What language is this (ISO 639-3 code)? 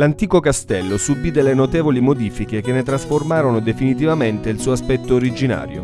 ita